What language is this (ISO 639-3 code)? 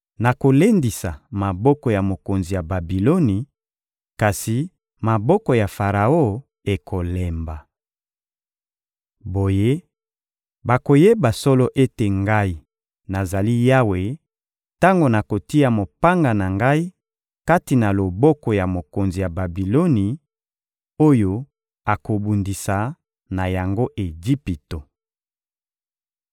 lin